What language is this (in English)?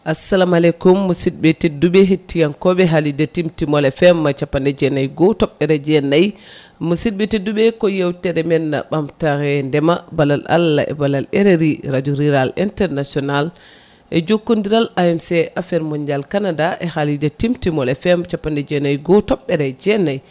Fula